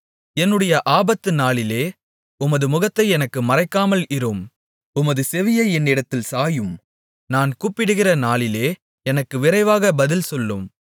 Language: Tamil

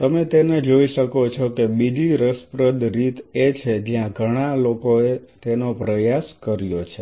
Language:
Gujarati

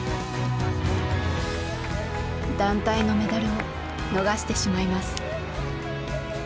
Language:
Japanese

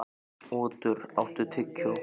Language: Icelandic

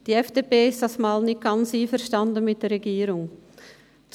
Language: Swiss German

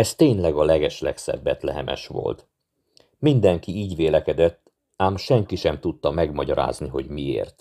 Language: Hungarian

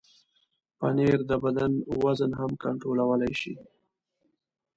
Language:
Pashto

